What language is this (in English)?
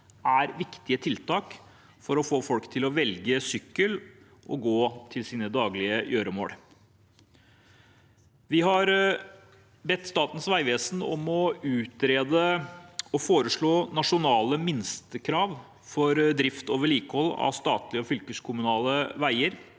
Norwegian